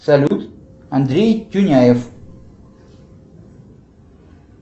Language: Russian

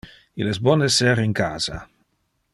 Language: Interlingua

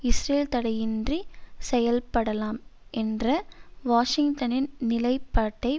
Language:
Tamil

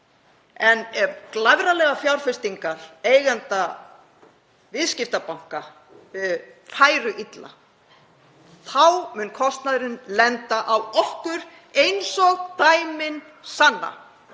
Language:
Icelandic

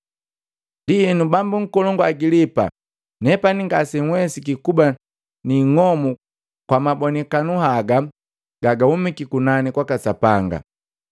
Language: Matengo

